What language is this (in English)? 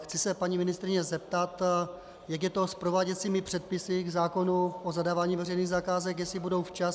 Czech